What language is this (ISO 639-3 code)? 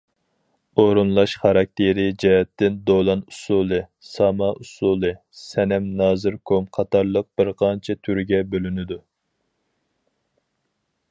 uig